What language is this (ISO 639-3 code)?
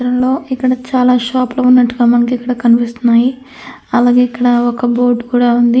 tel